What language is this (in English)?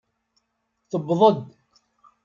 Kabyle